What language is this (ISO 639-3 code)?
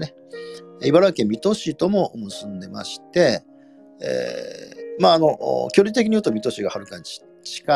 jpn